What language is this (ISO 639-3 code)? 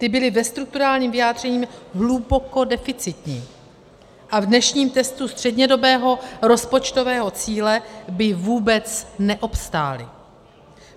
ces